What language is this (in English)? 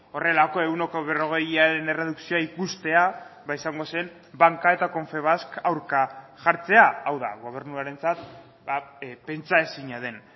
Basque